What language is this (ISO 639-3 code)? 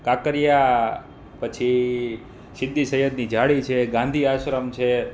guj